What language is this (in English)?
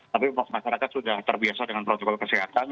Indonesian